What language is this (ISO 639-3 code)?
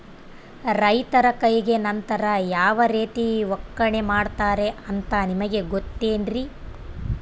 kan